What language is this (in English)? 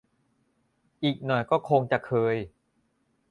Thai